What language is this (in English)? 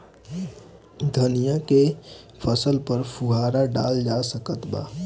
Bhojpuri